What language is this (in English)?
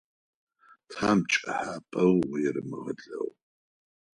Adyghe